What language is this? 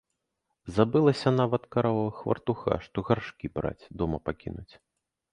Belarusian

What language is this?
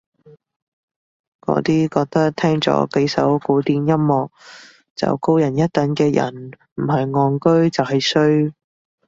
Cantonese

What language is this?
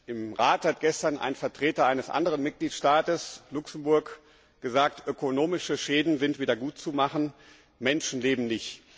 German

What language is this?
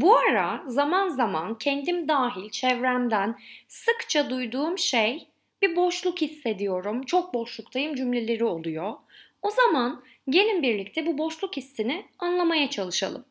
Turkish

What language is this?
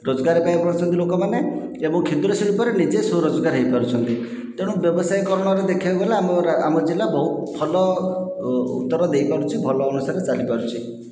Odia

